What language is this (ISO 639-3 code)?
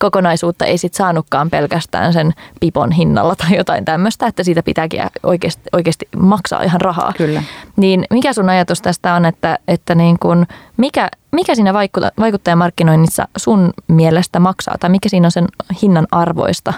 fin